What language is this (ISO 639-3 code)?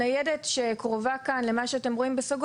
heb